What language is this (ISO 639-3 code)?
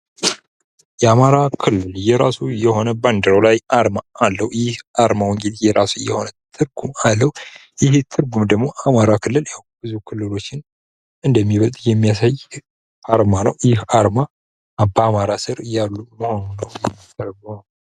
amh